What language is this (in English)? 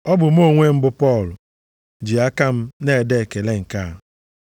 Igbo